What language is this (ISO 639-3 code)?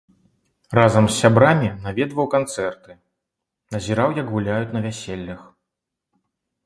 bel